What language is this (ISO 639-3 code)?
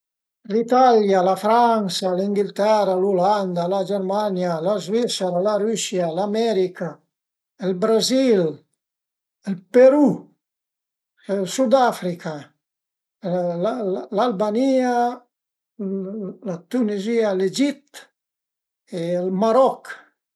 pms